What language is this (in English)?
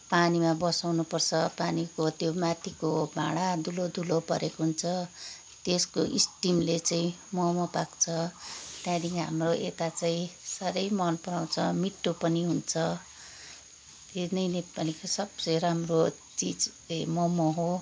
Nepali